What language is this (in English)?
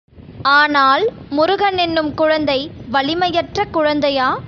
Tamil